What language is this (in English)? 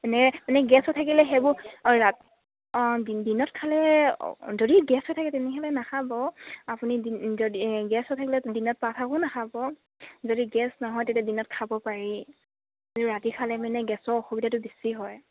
Assamese